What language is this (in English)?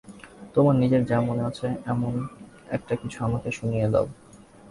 Bangla